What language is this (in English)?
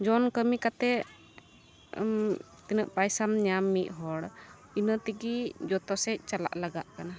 Santali